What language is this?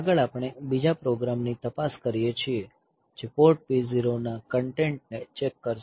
Gujarati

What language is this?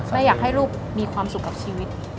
Thai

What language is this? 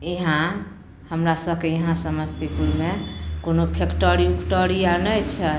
Maithili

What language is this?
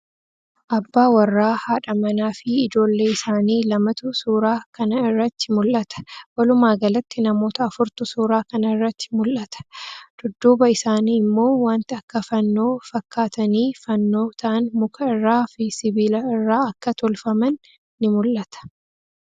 Oromo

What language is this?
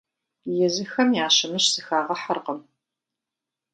Kabardian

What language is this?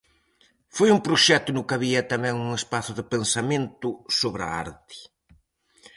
Galician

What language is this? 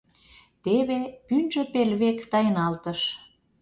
Mari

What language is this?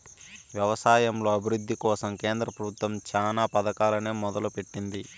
Telugu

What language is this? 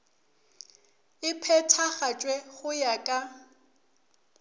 Northern Sotho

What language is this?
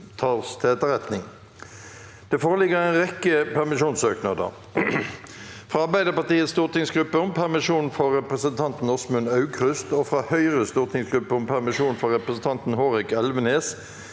Norwegian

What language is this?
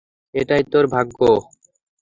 Bangla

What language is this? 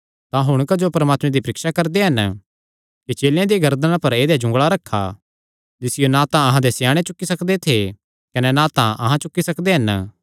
Kangri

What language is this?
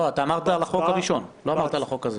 Hebrew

